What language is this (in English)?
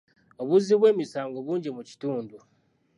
Ganda